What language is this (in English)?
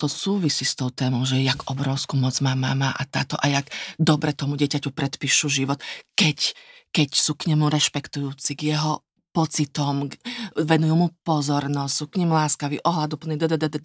Slovak